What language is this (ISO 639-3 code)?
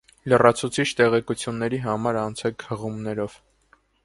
hye